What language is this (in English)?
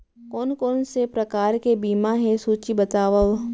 Chhattisgarhi